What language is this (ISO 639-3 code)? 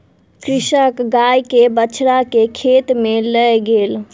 mai